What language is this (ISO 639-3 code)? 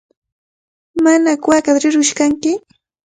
qvl